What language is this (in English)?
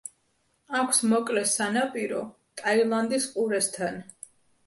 Georgian